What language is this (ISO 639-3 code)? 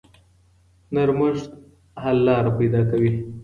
pus